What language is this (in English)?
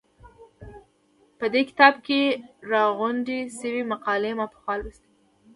Pashto